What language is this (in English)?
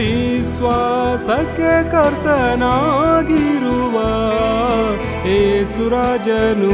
Kannada